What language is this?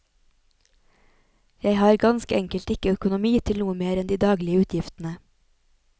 Norwegian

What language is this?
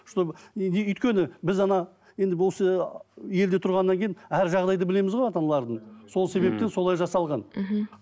Kazakh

